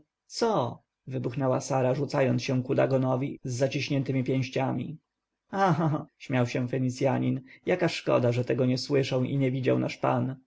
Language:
Polish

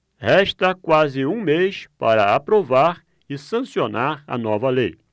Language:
Portuguese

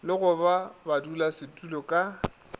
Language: Northern Sotho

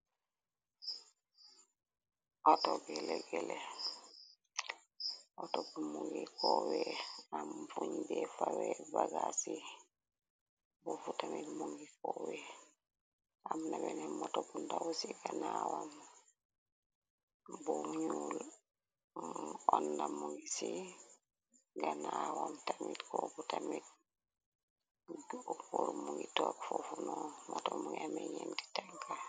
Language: Wolof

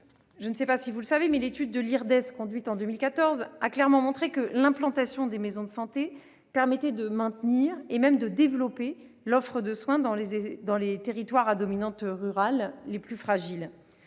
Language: French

